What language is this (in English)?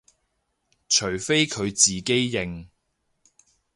Cantonese